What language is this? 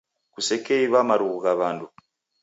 Taita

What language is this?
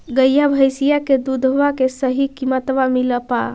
Magahi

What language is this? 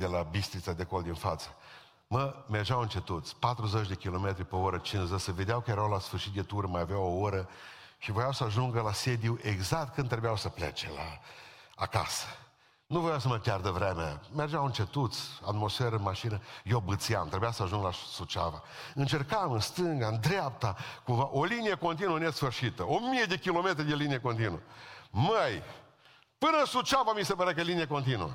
Romanian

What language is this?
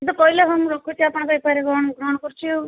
Odia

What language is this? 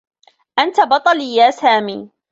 Arabic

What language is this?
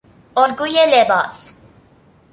Persian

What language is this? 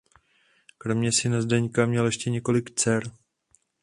Czech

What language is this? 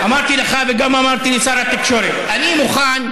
Hebrew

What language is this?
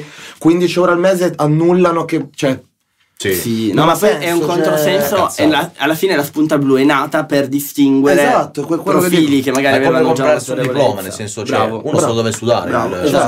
Italian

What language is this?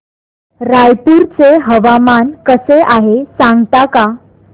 Marathi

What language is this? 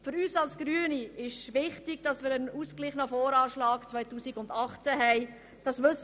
Swiss German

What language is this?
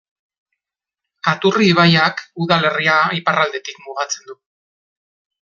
Basque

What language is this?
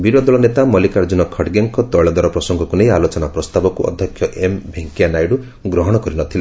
Odia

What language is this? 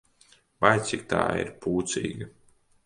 Latvian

